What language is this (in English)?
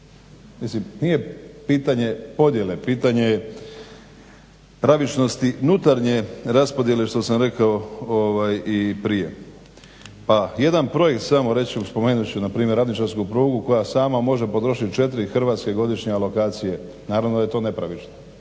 Croatian